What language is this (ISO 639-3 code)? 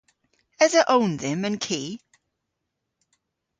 cor